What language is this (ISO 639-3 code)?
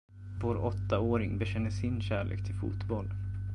swe